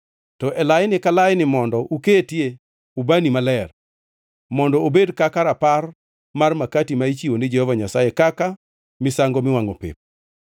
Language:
Luo (Kenya and Tanzania)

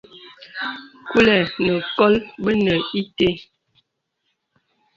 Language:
Bebele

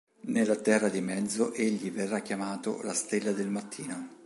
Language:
Italian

